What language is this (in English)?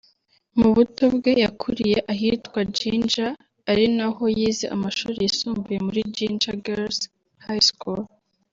Kinyarwanda